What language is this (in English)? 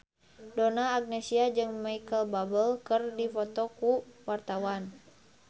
Sundanese